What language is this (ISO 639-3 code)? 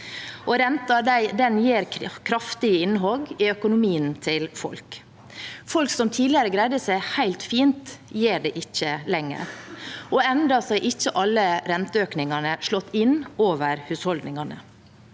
nor